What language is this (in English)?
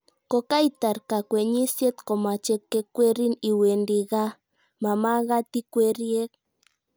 Kalenjin